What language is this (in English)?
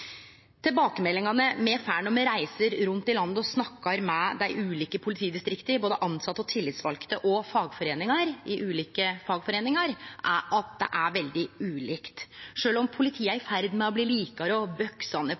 Norwegian Nynorsk